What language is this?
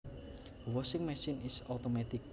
Javanese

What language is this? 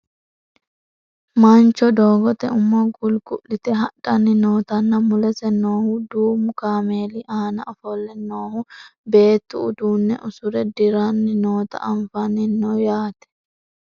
Sidamo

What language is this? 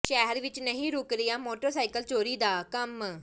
Punjabi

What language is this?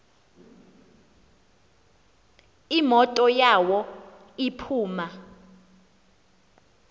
Xhosa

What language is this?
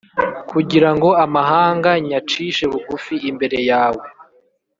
Kinyarwanda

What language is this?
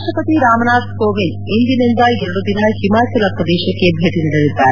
Kannada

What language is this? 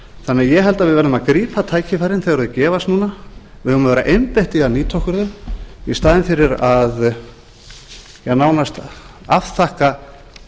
Icelandic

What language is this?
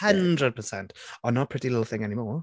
English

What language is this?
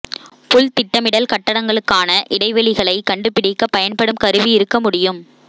Tamil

